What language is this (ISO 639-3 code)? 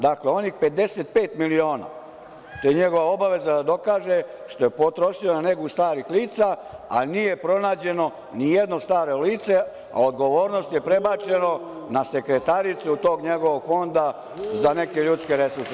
srp